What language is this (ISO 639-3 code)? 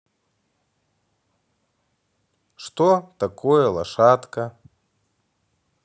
rus